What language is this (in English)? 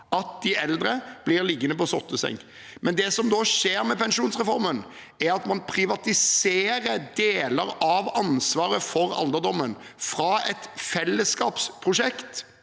Norwegian